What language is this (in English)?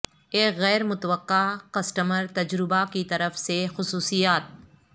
Urdu